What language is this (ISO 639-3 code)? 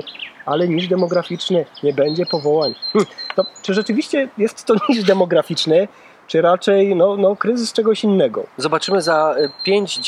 pol